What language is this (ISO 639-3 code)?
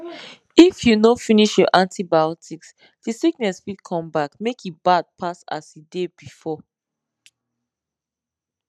pcm